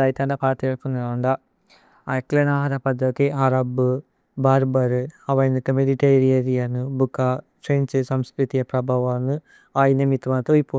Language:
Tulu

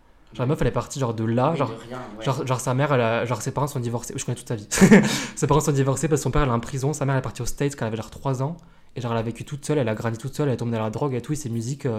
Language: French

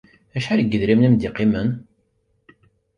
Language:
Kabyle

